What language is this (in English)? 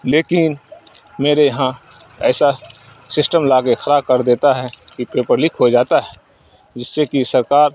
Urdu